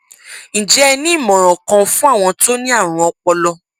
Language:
Yoruba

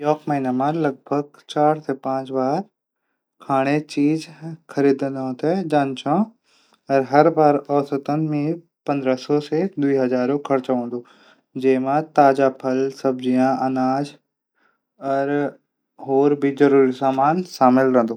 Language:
Garhwali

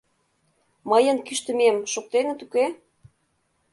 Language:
Mari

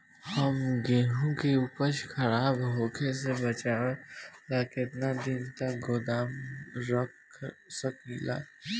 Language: Bhojpuri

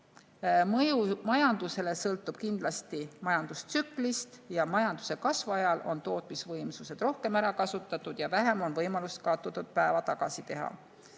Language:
Estonian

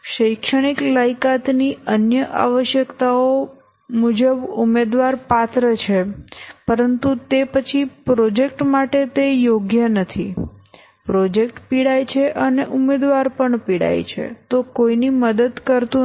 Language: Gujarati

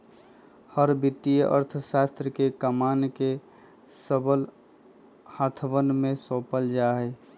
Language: Magahi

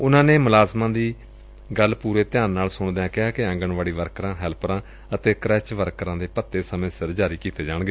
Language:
Punjabi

